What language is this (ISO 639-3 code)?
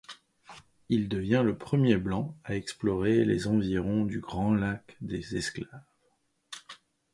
fra